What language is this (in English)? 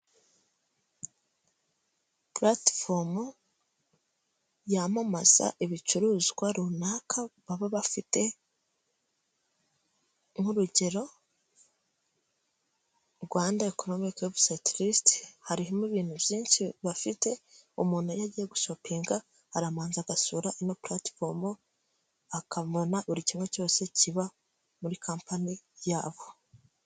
Kinyarwanda